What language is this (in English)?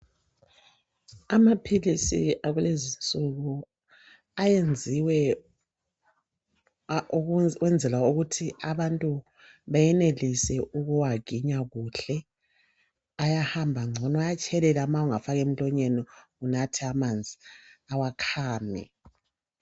North Ndebele